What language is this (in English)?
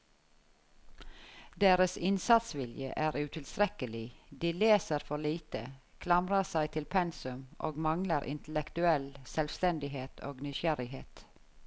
Norwegian